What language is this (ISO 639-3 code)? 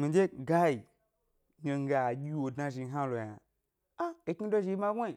gby